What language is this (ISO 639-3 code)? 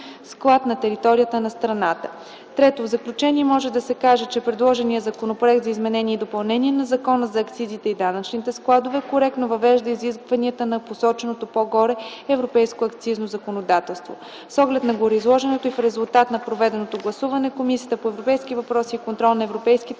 bul